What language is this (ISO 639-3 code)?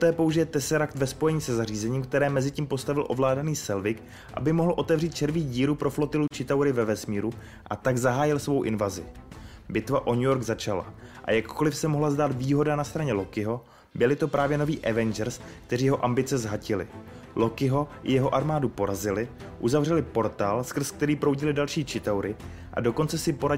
ces